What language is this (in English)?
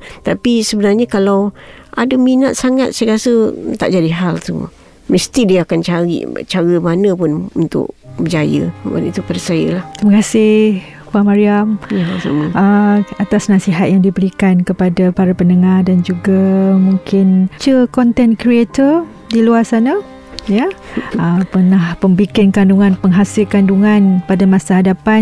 Malay